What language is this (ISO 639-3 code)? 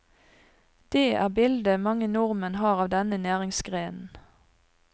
nor